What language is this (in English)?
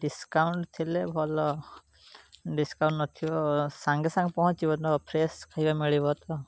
Odia